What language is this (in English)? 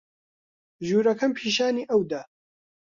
Central Kurdish